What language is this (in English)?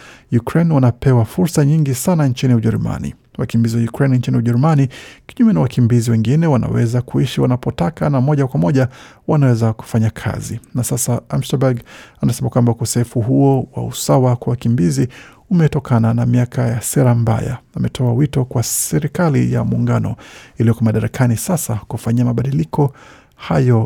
Swahili